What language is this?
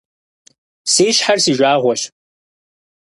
Kabardian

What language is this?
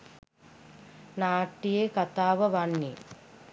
Sinhala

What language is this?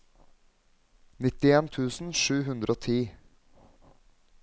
Norwegian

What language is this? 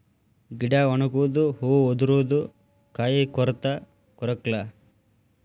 Kannada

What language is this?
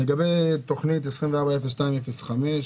Hebrew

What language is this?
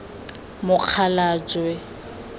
Tswana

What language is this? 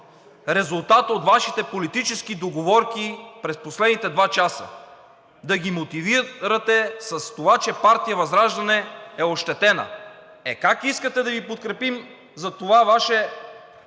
Bulgarian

